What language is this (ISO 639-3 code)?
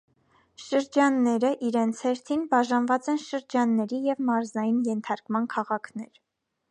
hye